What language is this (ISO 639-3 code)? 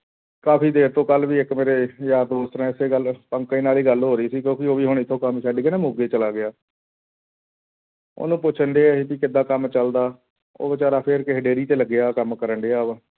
pan